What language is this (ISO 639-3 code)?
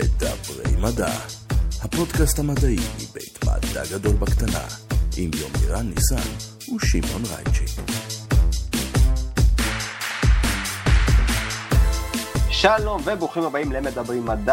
heb